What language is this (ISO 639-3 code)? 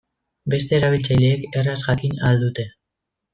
eus